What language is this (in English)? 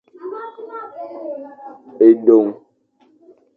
Fang